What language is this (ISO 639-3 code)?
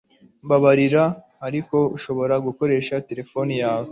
kin